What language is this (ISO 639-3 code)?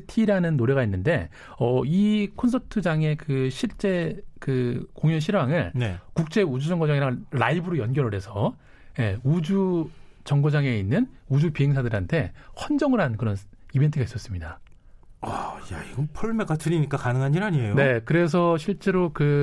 kor